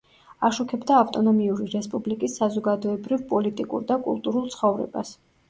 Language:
Georgian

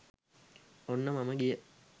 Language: Sinhala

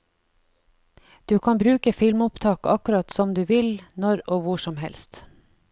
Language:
Norwegian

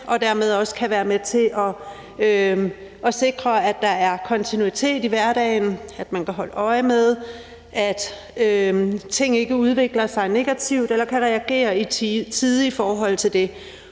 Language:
Danish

